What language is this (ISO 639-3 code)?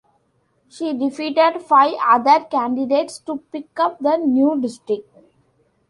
eng